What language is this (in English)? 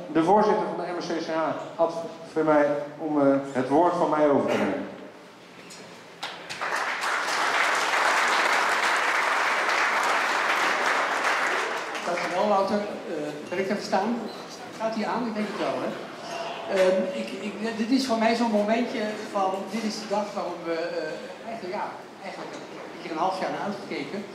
Dutch